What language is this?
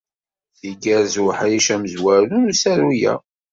Kabyle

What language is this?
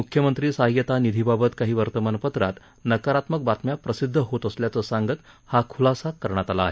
Marathi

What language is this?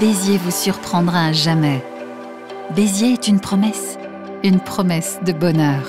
French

